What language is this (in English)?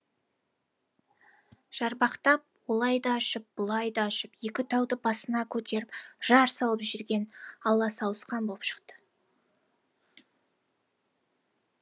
Kazakh